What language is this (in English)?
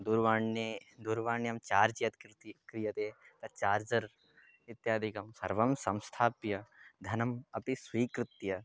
Sanskrit